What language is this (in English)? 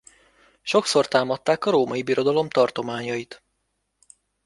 Hungarian